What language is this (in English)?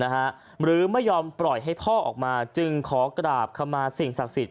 Thai